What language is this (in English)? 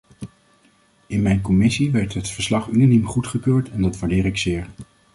Dutch